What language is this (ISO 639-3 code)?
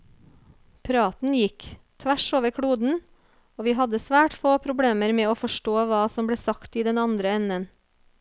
nor